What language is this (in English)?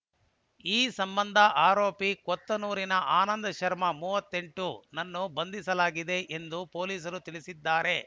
Kannada